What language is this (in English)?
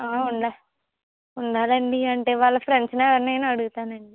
Telugu